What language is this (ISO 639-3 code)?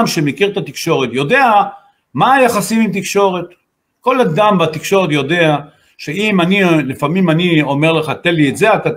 heb